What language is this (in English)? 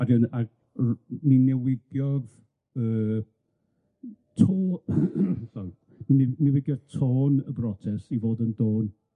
Welsh